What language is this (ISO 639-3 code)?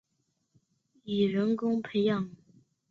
zho